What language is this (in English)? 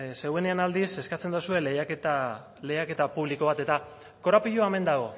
Basque